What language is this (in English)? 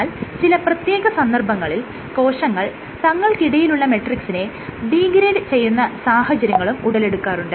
Malayalam